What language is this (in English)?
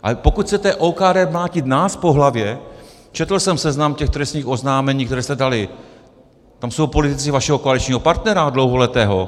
Czech